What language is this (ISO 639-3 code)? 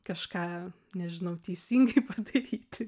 lit